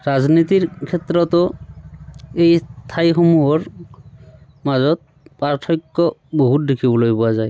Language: Assamese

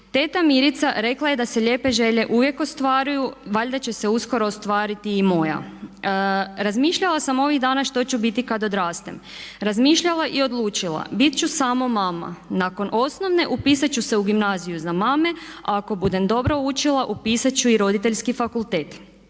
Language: Croatian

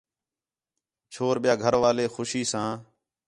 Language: Khetrani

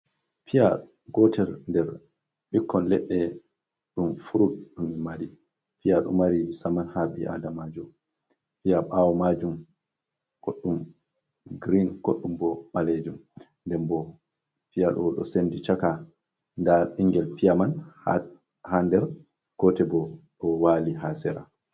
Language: Fula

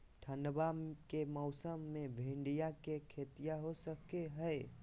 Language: Magahi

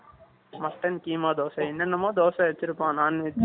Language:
Tamil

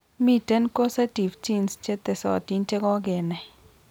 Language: Kalenjin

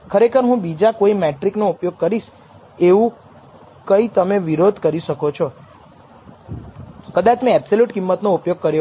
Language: Gujarati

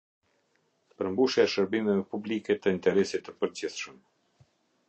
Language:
Albanian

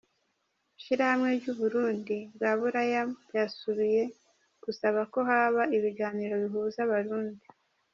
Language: Kinyarwanda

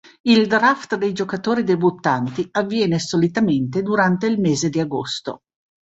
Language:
Italian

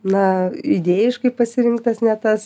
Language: Lithuanian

